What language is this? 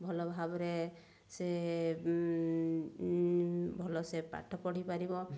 Odia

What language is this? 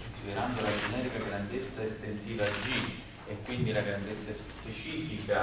Italian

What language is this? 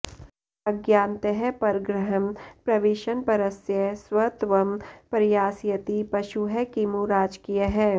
Sanskrit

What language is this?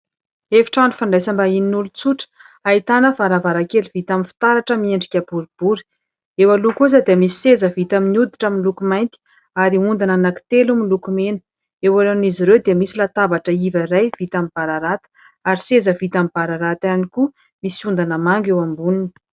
Malagasy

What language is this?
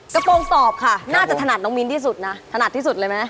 Thai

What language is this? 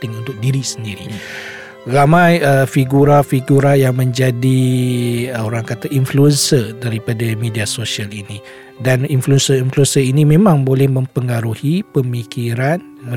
Malay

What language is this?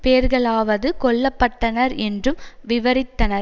Tamil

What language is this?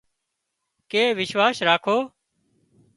Wadiyara Koli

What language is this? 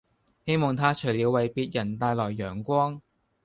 Cantonese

